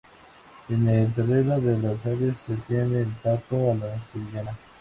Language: Spanish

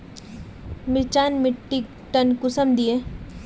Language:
Magahi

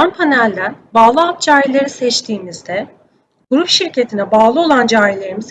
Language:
Turkish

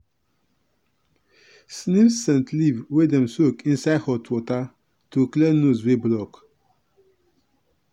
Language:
Nigerian Pidgin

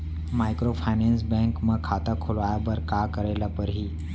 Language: Chhattisgarhi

